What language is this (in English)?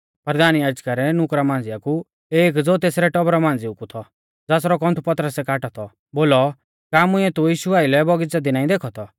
Mahasu Pahari